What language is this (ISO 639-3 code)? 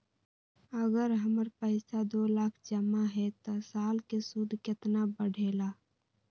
mag